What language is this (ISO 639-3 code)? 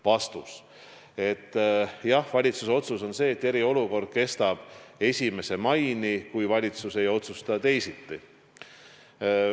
est